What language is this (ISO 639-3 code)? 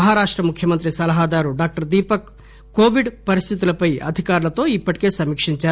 tel